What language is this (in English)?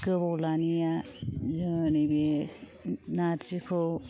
Bodo